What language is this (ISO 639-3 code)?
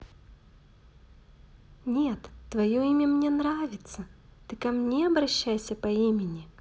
rus